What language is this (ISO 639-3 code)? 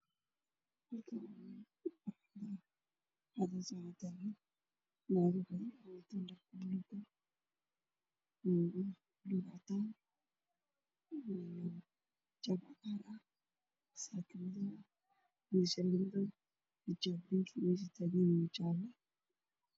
som